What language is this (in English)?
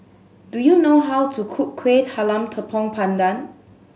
English